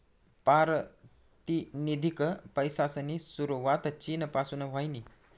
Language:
Marathi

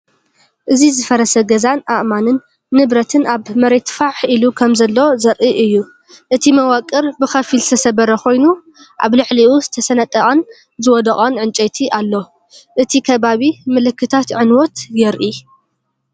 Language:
Tigrinya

